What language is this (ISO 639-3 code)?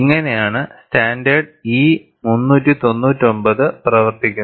mal